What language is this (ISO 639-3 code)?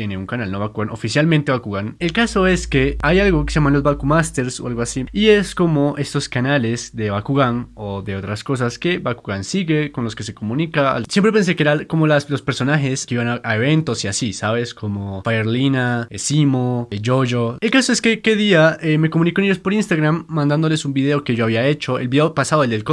spa